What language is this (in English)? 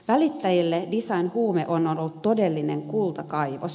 Finnish